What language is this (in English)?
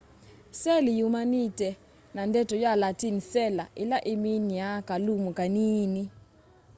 Kamba